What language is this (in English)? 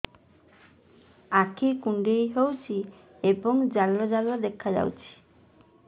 Odia